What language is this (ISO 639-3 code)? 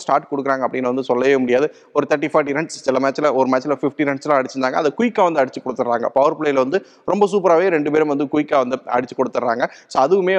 tam